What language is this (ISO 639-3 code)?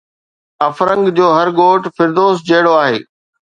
snd